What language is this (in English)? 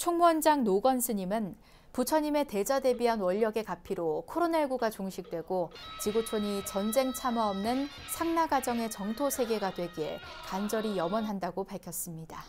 Korean